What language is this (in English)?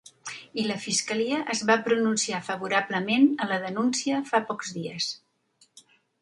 Catalan